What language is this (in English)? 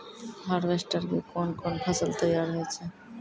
Maithili